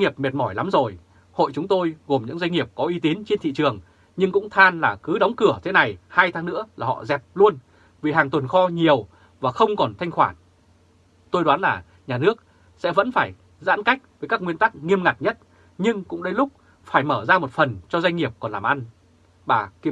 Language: Vietnamese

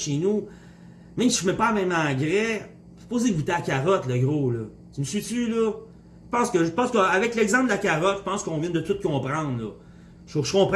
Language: French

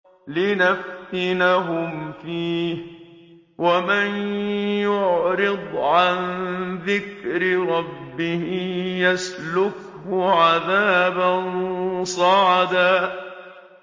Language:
Arabic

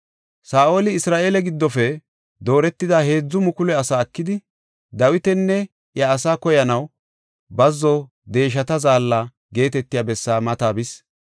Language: Gofa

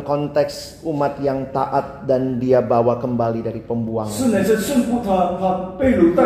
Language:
Indonesian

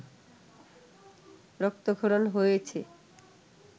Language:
Bangla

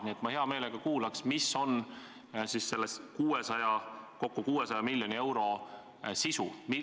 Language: Estonian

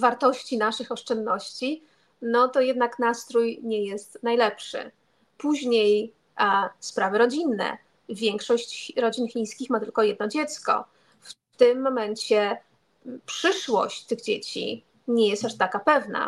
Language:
Polish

